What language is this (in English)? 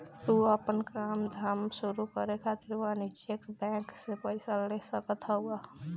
Bhojpuri